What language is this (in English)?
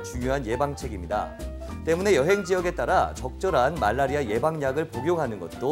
Korean